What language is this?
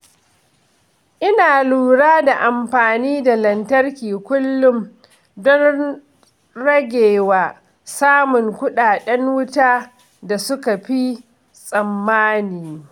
Hausa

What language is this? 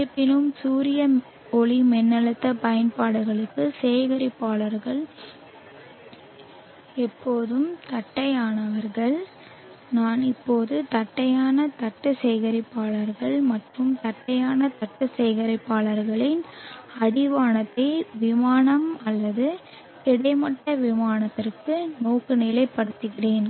Tamil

